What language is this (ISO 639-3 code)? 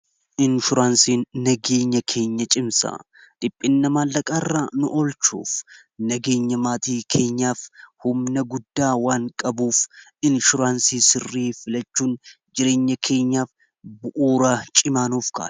orm